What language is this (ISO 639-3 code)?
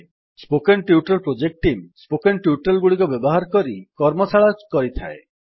ori